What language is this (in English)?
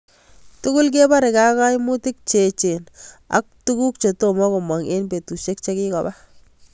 Kalenjin